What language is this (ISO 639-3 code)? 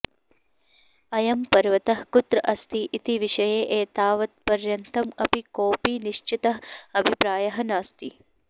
san